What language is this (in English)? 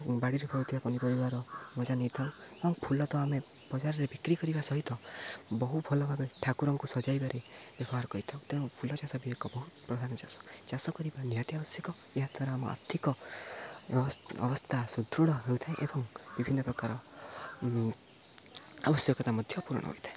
Odia